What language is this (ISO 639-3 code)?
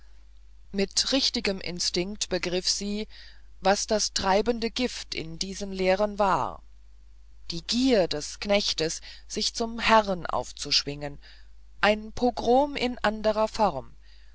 deu